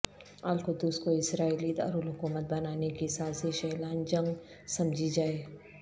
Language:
Urdu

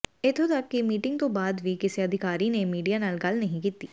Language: Punjabi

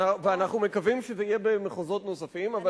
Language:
Hebrew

